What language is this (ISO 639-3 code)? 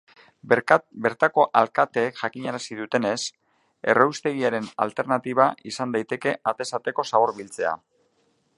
eus